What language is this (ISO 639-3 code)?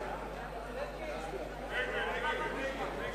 heb